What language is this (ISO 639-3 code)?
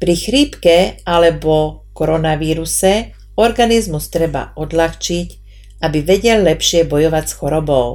slk